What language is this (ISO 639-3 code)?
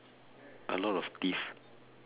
eng